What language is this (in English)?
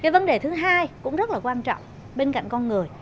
Vietnamese